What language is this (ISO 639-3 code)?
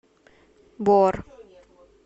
rus